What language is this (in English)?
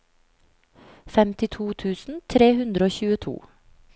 Norwegian